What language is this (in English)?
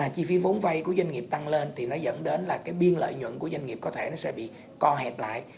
Vietnamese